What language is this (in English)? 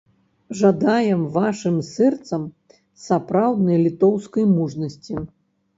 Belarusian